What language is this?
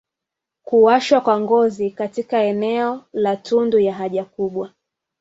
Swahili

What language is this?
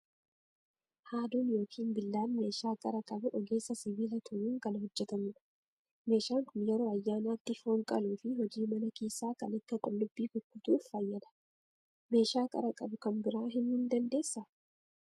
Oromo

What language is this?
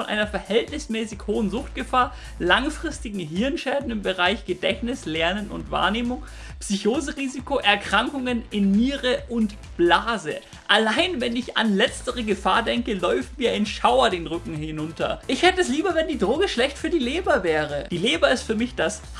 German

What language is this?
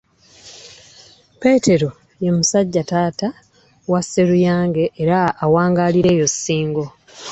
Ganda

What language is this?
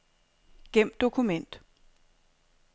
Danish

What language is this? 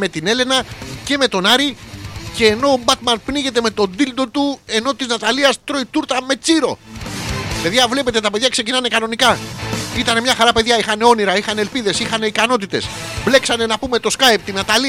Greek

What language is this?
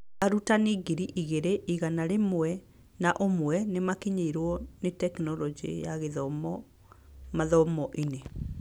Kikuyu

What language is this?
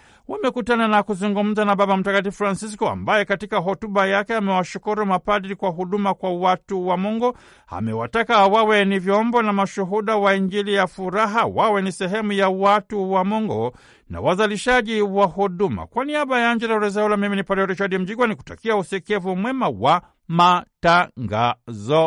Swahili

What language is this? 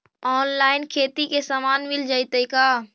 Magahi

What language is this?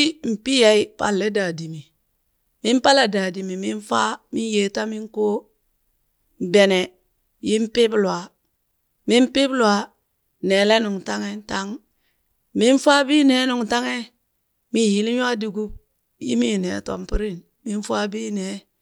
Burak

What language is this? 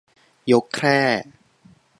Thai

